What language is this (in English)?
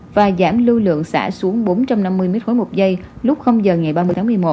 Vietnamese